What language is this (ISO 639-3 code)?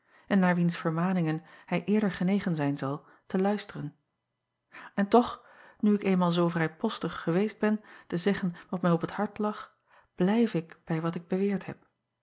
nld